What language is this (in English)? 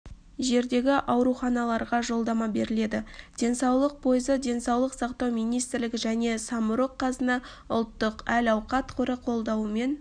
Kazakh